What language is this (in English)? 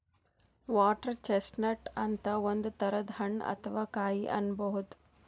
Kannada